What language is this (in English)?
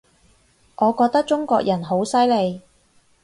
Cantonese